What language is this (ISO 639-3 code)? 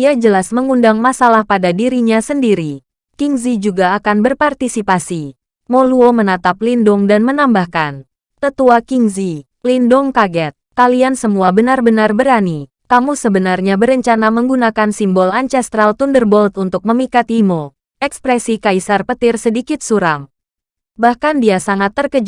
ind